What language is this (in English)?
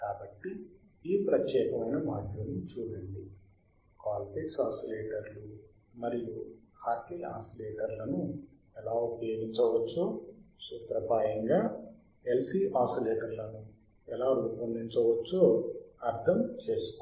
Telugu